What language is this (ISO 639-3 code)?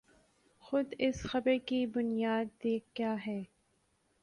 urd